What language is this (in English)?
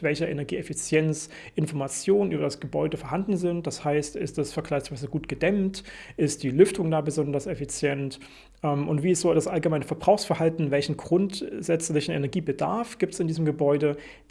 German